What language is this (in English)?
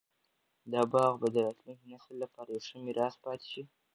Pashto